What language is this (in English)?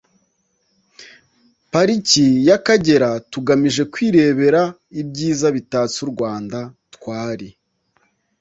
Kinyarwanda